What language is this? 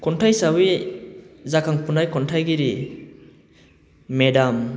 Bodo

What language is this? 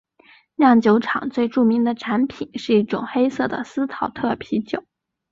Chinese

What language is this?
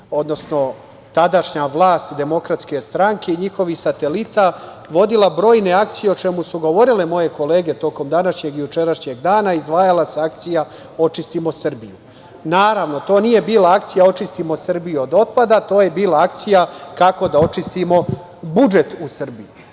Serbian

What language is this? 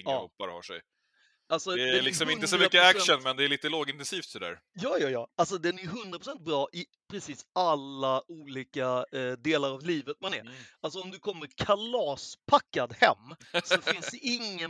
Swedish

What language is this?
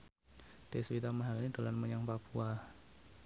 Javanese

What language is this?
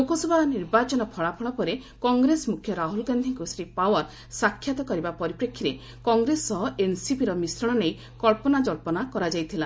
Odia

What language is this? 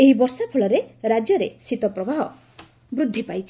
Odia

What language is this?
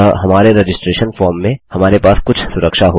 Hindi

